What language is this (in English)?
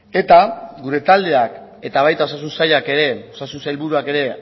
Basque